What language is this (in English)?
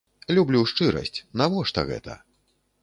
Belarusian